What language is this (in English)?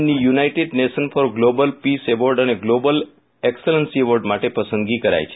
Gujarati